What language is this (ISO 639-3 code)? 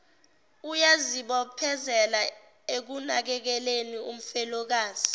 zul